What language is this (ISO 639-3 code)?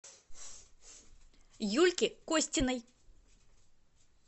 rus